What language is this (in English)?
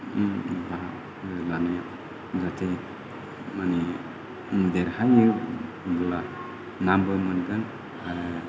Bodo